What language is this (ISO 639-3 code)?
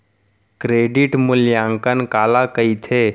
hne